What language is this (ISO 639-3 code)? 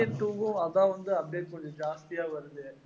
tam